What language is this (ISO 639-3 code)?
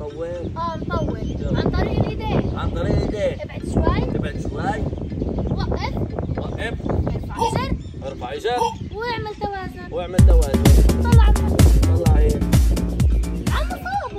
ara